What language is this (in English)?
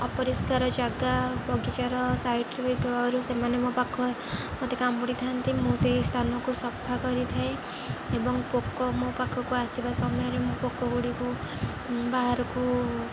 Odia